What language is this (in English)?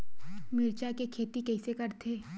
Chhattisgarhi